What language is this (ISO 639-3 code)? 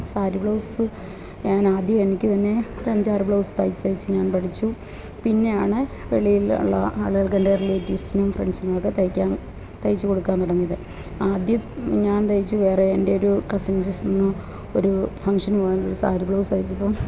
mal